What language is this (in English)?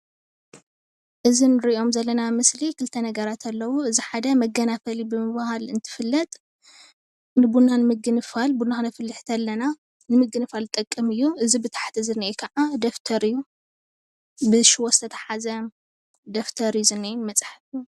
Tigrinya